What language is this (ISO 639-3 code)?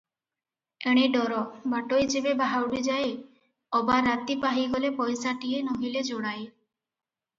ori